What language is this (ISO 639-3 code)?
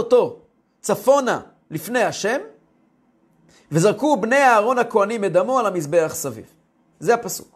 heb